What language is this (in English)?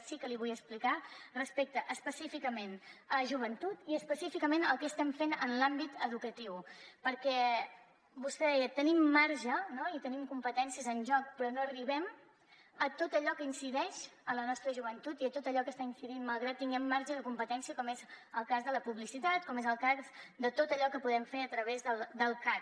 Catalan